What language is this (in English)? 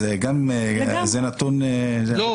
Hebrew